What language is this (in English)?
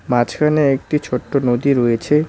Bangla